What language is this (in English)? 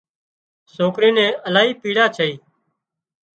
Wadiyara Koli